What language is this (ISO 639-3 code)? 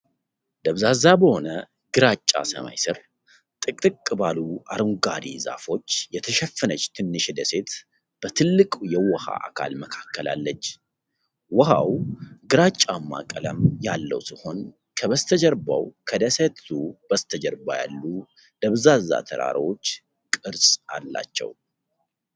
amh